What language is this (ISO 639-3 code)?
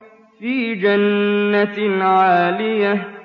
ara